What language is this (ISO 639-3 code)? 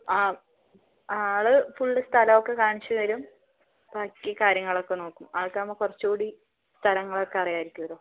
mal